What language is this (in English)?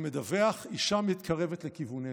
Hebrew